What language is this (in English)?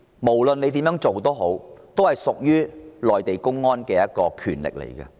Cantonese